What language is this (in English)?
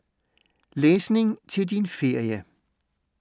Danish